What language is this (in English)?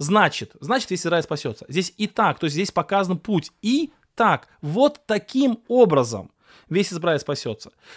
Russian